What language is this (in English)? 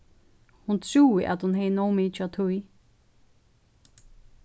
Faroese